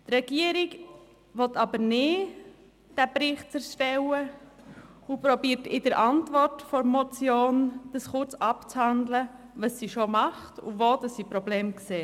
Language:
Swiss German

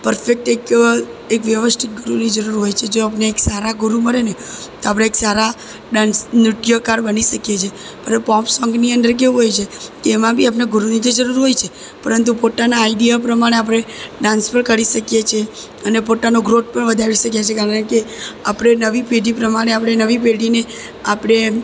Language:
Gujarati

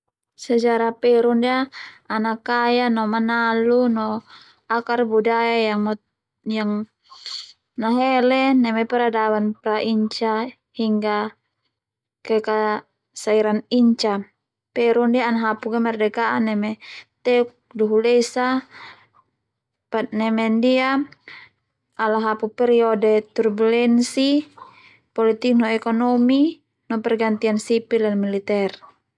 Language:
Termanu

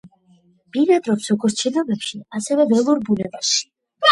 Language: Georgian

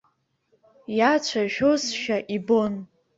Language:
Abkhazian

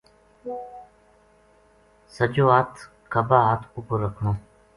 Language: Gujari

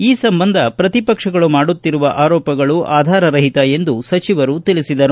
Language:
Kannada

